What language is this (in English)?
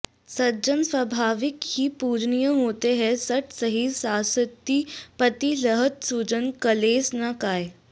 Sanskrit